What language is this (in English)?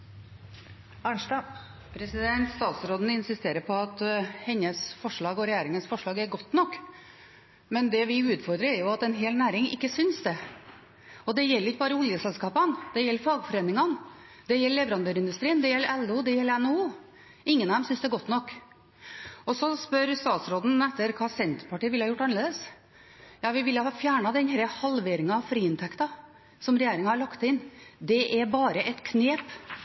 Norwegian